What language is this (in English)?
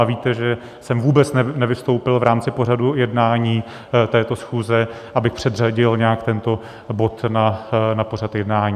Czech